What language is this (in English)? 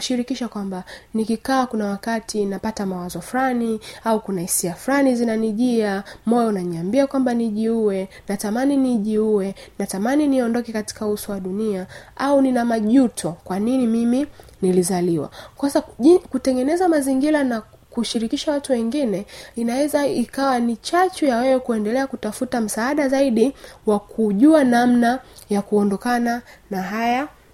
Swahili